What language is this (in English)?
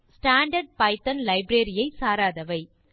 Tamil